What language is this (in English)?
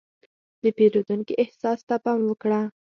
Pashto